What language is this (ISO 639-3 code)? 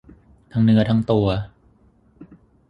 tha